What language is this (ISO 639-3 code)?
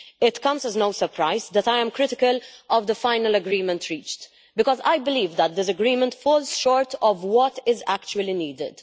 eng